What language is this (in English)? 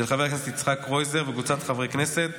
Hebrew